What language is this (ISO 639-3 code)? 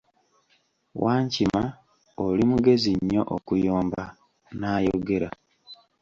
lug